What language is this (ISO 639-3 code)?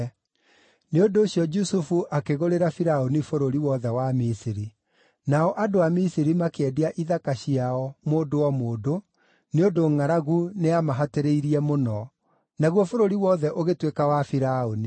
kik